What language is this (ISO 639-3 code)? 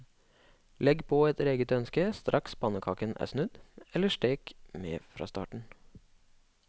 nor